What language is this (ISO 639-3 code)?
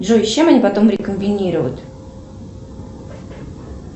rus